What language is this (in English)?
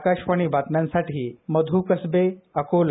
Marathi